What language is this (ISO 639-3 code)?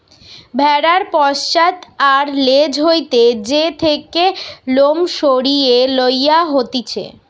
ben